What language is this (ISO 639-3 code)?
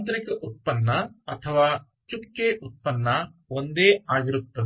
kan